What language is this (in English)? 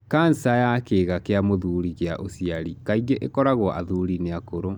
Kikuyu